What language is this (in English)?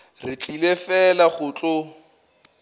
Northern Sotho